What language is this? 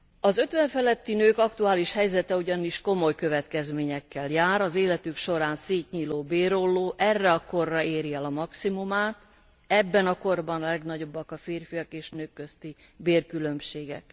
Hungarian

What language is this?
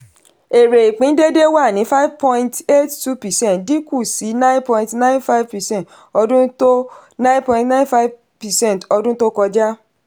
Yoruba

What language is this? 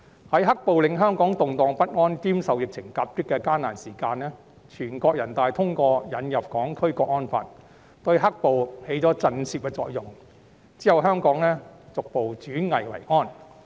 Cantonese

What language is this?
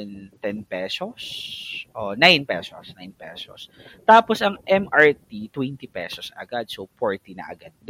Filipino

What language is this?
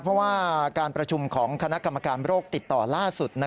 Thai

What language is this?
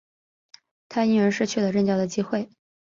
Chinese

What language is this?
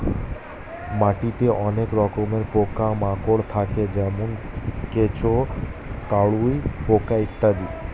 Bangla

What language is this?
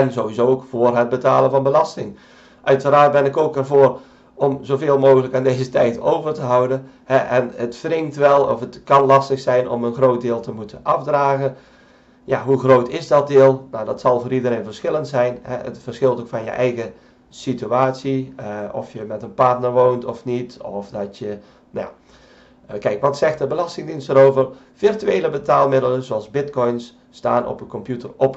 Dutch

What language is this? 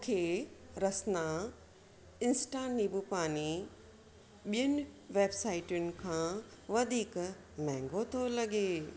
Sindhi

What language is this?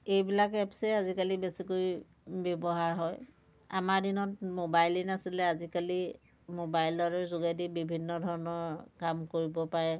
Assamese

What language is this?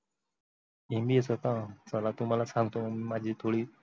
Marathi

